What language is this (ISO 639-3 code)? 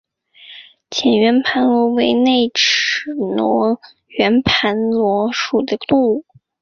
zho